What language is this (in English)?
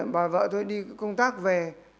Vietnamese